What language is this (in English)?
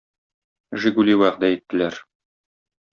Tatar